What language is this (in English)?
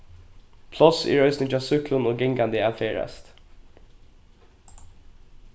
Faroese